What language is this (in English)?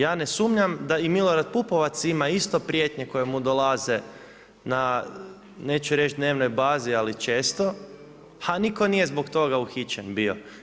Croatian